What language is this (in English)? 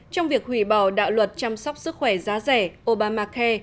Vietnamese